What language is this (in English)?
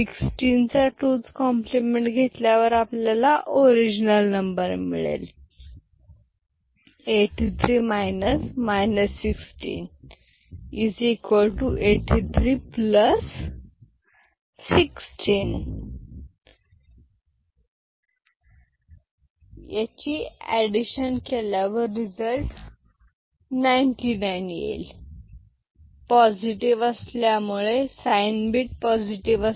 Marathi